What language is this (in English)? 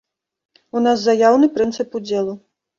Belarusian